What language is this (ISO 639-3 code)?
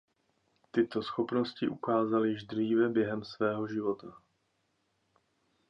ces